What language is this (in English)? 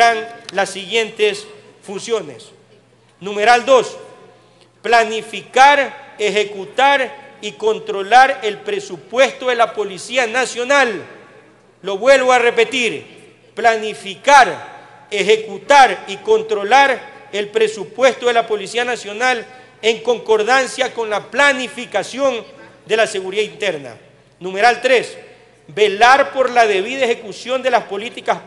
Spanish